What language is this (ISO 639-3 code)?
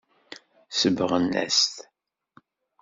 kab